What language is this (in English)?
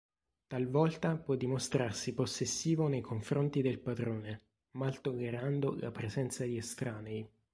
Italian